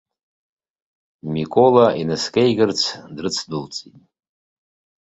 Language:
Abkhazian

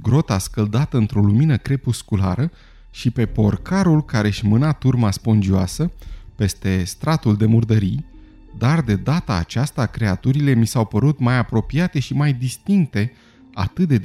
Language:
Romanian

